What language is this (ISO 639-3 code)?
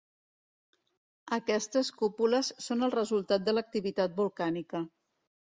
cat